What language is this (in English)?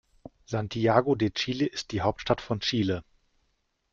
German